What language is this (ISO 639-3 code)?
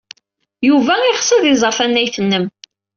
kab